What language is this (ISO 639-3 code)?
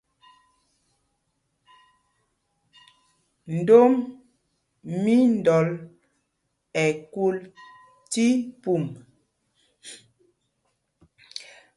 mgg